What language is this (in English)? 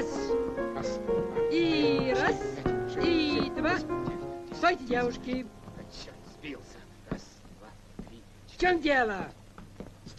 Russian